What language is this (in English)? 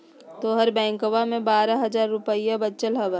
Magahi